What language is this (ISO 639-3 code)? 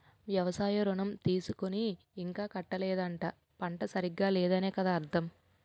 tel